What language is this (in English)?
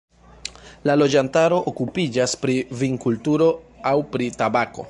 Esperanto